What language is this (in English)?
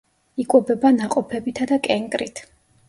Georgian